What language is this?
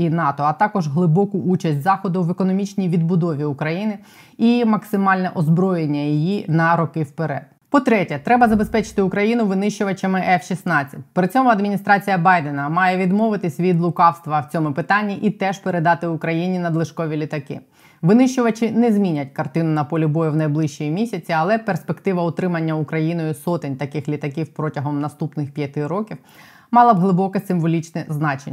Ukrainian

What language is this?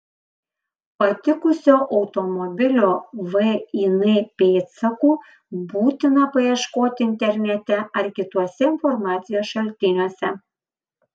Lithuanian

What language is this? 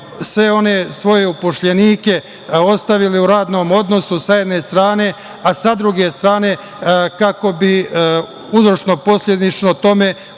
Serbian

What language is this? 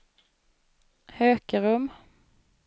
Swedish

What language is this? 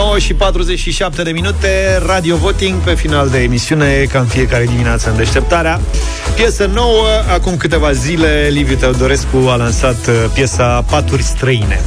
Romanian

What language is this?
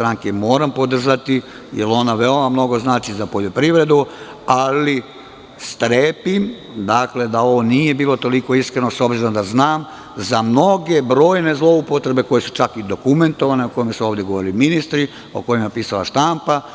Serbian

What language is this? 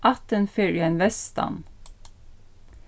Faroese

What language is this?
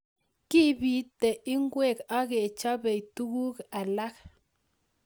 Kalenjin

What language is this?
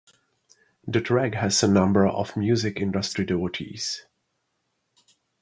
English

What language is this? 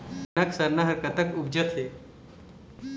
Chhattisgarhi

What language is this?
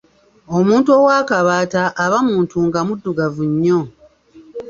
Ganda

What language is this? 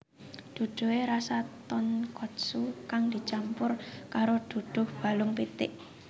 Javanese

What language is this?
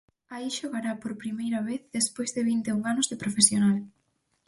Galician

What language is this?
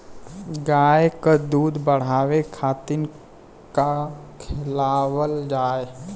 Bhojpuri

